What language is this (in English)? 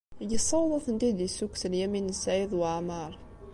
Kabyle